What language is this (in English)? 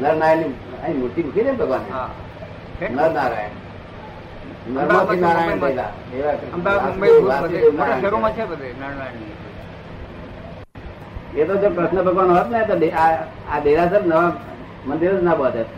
Gujarati